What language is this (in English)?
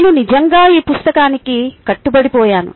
Telugu